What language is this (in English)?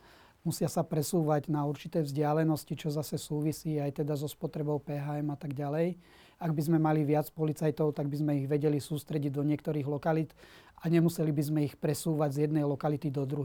Slovak